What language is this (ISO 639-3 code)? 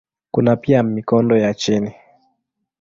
swa